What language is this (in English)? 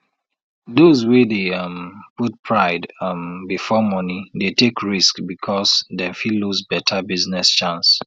Nigerian Pidgin